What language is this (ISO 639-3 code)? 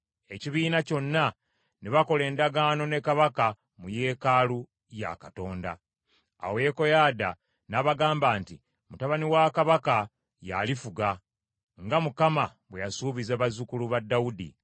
lug